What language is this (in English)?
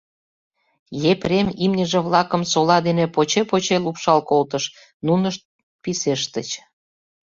Mari